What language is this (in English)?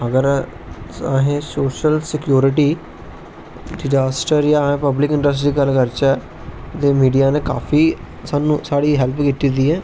Dogri